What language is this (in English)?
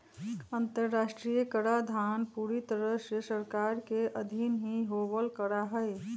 Magahi